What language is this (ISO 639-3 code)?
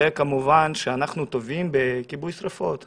heb